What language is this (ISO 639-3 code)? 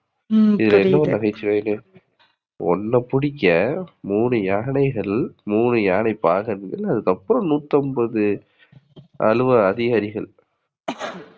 tam